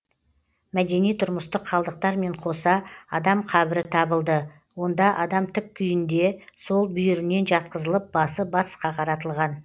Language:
Kazakh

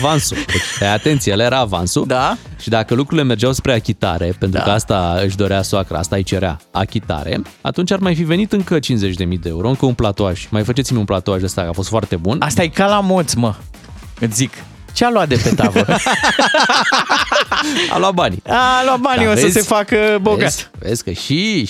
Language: Romanian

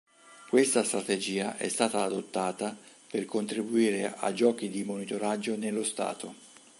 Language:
Italian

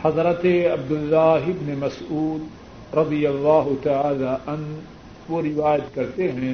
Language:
Urdu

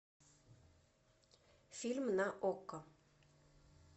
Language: Russian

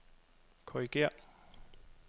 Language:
Danish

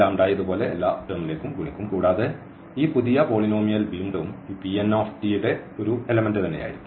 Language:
Malayalam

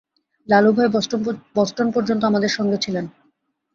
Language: Bangla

